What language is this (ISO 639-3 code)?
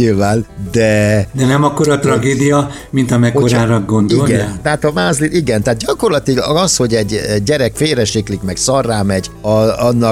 hun